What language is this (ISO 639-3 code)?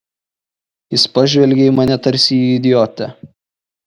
lit